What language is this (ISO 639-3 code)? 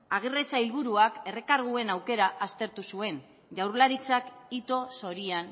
eus